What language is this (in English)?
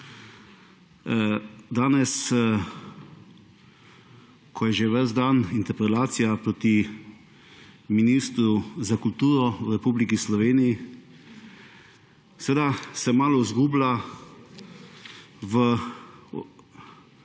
Slovenian